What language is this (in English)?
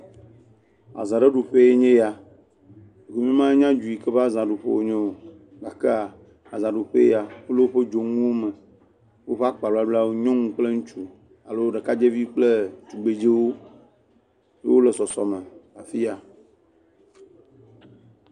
Ewe